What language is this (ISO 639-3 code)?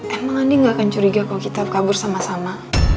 ind